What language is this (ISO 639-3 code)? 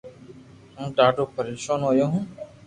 lrk